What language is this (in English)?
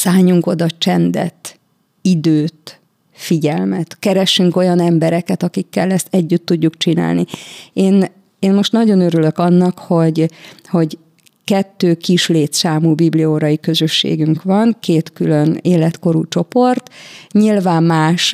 Hungarian